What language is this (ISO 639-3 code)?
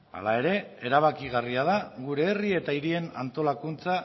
eus